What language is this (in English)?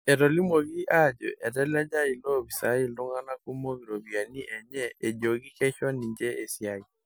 Masai